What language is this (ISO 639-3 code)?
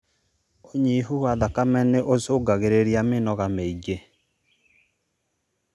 kik